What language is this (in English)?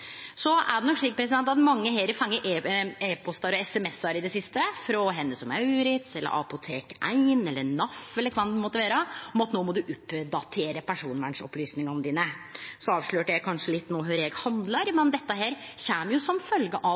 Norwegian Nynorsk